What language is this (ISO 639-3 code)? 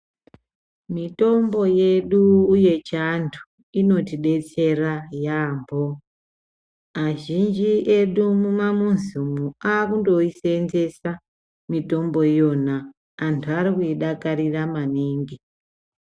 ndc